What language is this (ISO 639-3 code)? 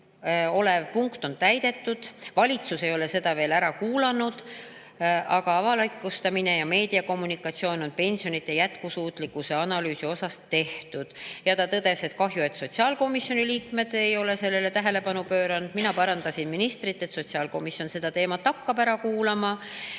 est